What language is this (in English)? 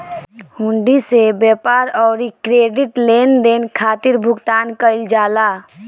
Bhojpuri